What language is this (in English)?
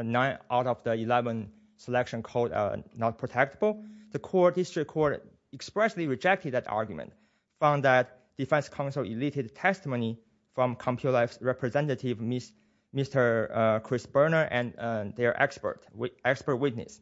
English